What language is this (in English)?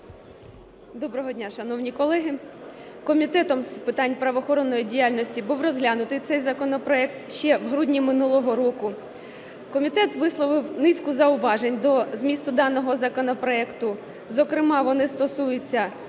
Ukrainian